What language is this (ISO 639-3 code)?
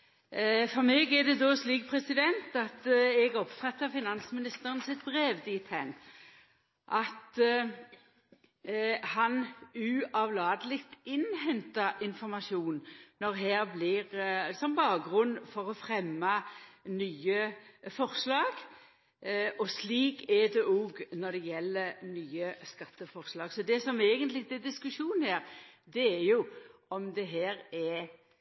nno